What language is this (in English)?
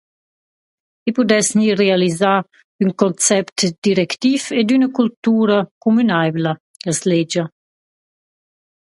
Romansh